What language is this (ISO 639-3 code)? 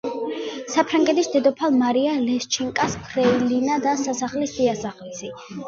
kat